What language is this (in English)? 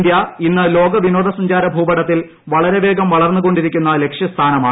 Malayalam